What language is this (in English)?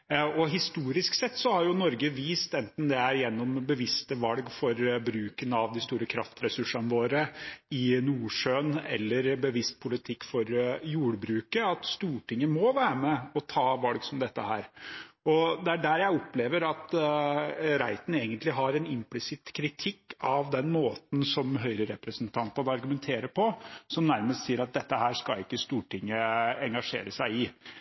Norwegian Bokmål